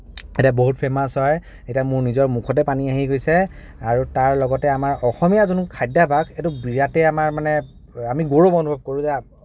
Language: Assamese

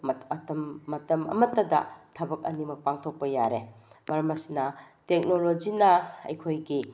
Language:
Manipuri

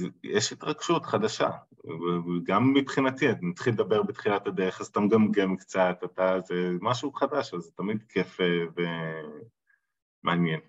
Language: Hebrew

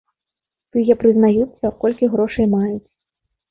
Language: Belarusian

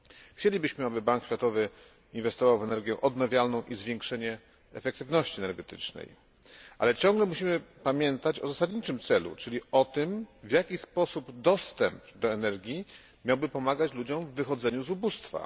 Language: Polish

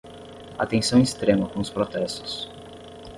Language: Portuguese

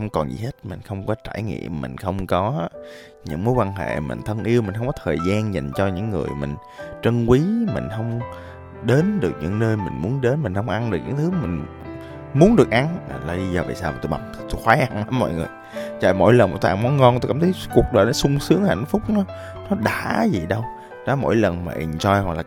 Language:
Vietnamese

